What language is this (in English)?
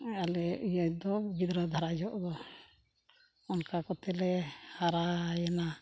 Santali